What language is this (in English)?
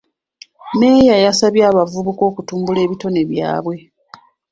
Ganda